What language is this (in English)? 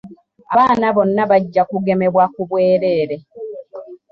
Ganda